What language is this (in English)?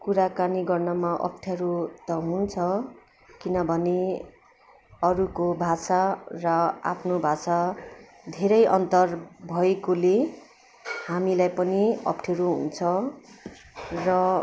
Nepali